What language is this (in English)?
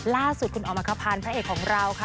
Thai